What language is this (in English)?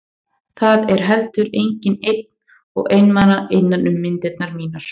Icelandic